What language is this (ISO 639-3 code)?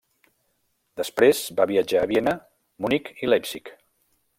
cat